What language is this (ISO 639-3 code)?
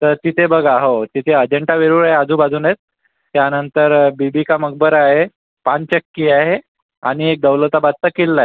mar